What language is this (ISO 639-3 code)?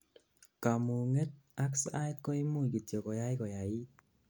kln